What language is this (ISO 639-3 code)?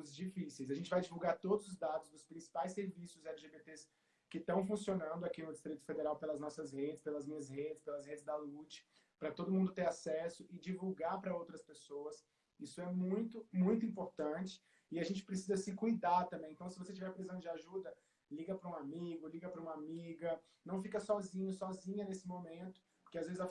por